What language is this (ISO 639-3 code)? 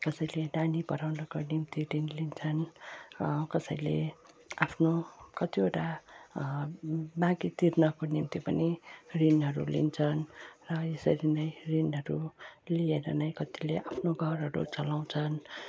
nep